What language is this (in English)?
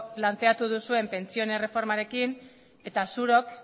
Basque